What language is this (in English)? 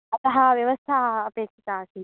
Sanskrit